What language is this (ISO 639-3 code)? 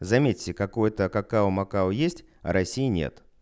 rus